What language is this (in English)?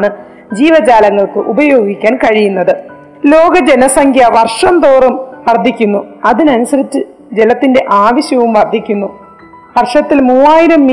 Malayalam